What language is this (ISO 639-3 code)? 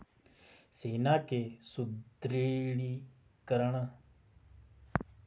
hin